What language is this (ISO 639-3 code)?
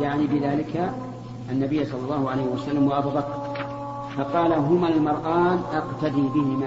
ara